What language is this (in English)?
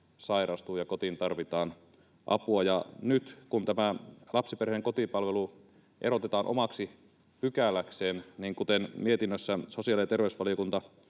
Finnish